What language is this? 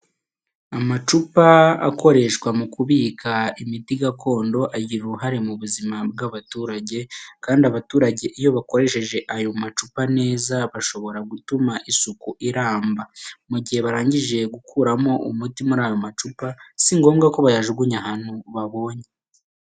Kinyarwanda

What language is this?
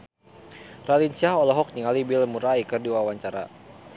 Sundanese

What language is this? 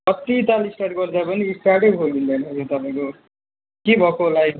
Nepali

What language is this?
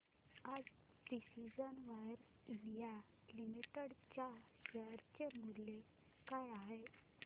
Marathi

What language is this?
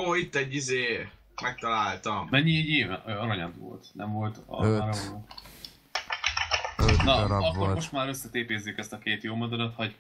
Hungarian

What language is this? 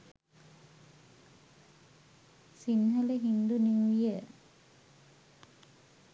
Sinhala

